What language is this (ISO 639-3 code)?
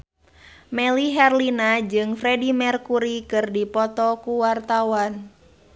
sun